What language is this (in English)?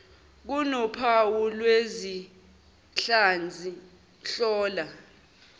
Zulu